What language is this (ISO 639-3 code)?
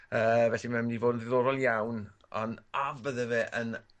cym